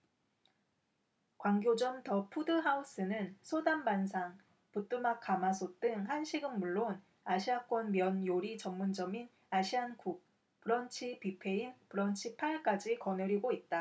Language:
Korean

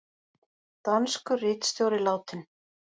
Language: Icelandic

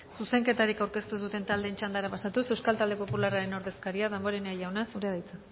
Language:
Basque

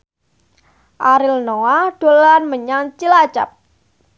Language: Javanese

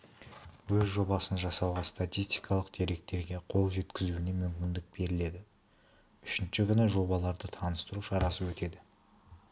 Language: Kazakh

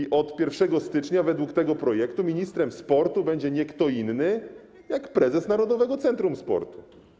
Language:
Polish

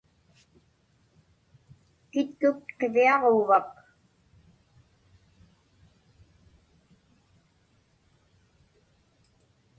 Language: Inupiaq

